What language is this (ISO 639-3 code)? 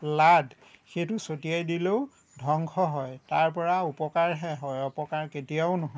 asm